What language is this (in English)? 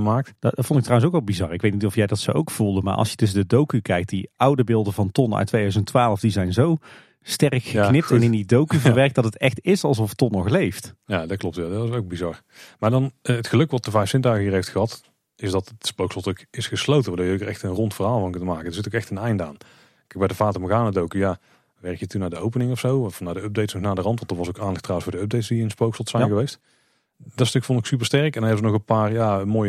Dutch